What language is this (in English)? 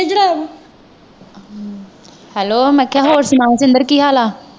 Punjabi